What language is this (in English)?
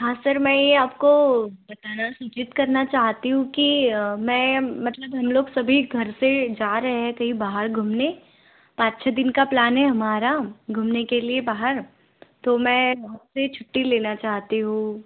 Hindi